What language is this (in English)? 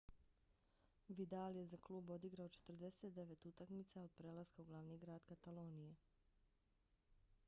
Bosnian